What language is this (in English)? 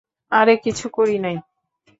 Bangla